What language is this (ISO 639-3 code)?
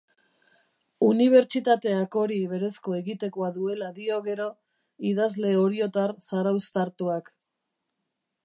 eus